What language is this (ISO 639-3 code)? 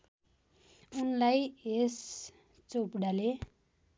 nep